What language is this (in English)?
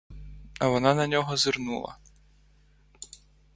Ukrainian